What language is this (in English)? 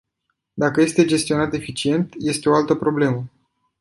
Romanian